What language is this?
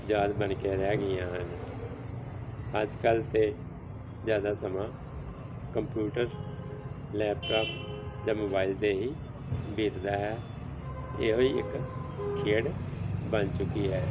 Punjabi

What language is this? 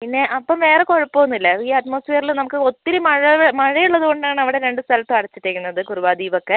Malayalam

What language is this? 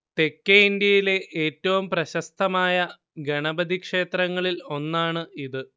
Malayalam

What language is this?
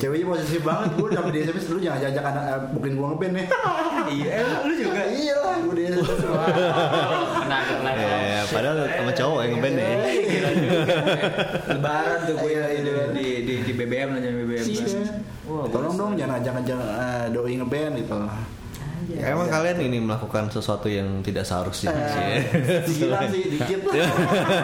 Indonesian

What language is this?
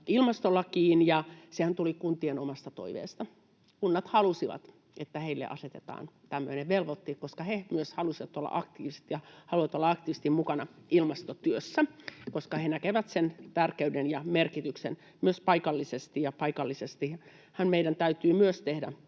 Finnish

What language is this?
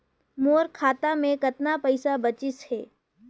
Chhattisgarhi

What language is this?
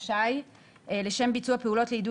Hebrew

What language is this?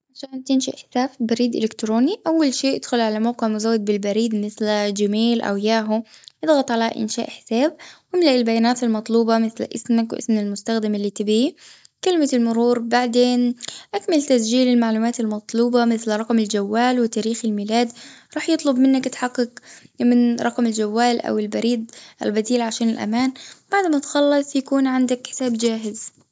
Gulf Arabic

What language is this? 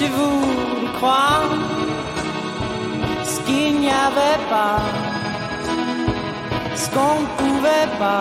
French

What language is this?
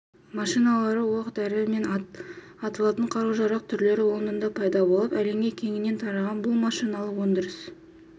Kazakh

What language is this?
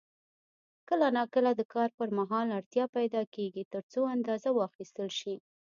Pashto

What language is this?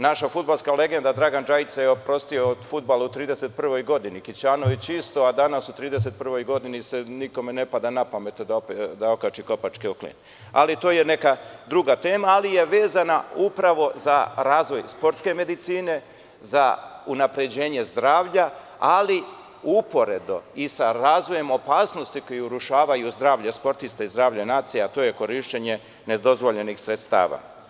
Serbian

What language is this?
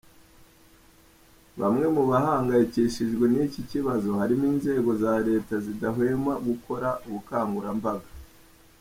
Kinyarwanda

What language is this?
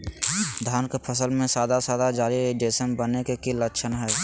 Magahi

